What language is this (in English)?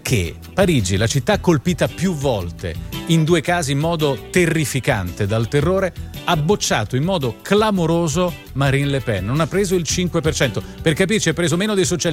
Italian